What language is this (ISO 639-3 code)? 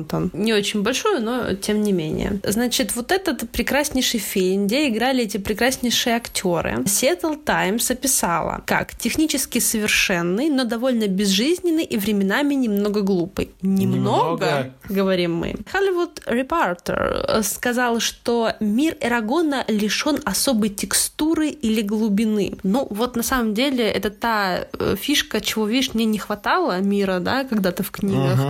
rus